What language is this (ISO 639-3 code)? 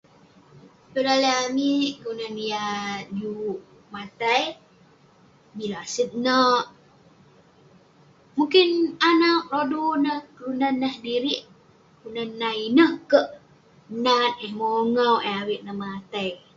pne